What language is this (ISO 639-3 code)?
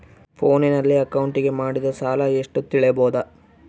kan